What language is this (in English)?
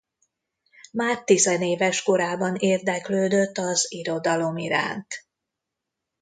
Hungarian